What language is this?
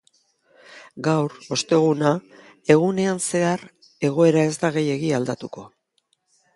Basque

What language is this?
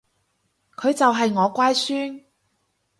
Cantonese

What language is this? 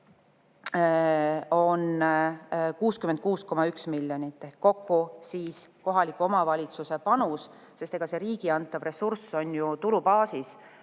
Estonian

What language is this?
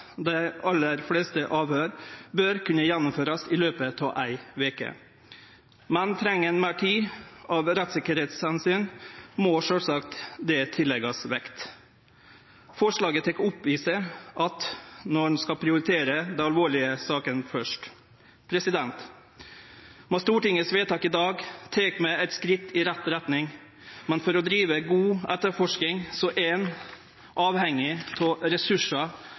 Norwegian Nynorsk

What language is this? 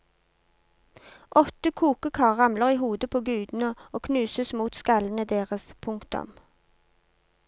Norwegian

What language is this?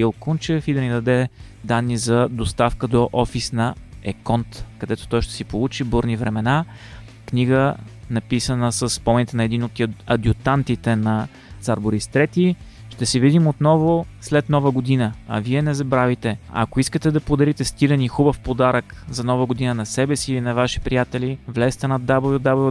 Bulgarian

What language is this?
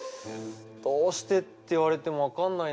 Japanese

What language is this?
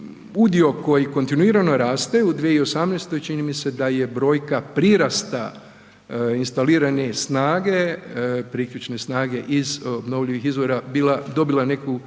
Croatian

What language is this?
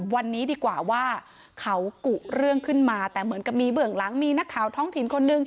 Thai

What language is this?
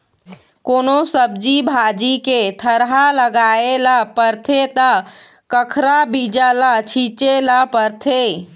Chhattisgarhi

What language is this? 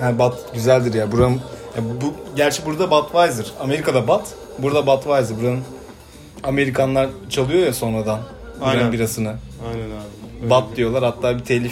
Turkish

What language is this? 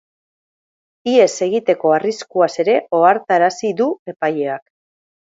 Basque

